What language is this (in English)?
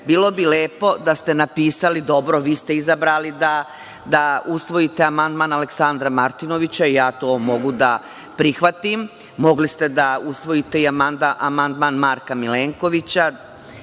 Serbian